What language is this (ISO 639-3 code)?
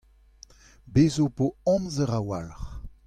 bre